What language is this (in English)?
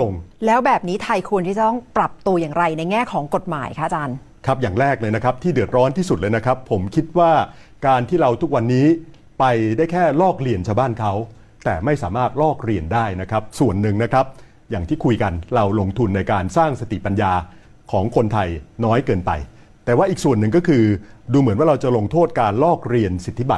Thai